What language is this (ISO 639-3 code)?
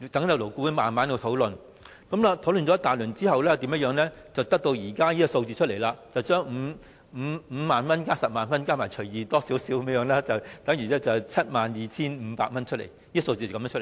yue